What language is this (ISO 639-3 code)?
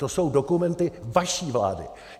ces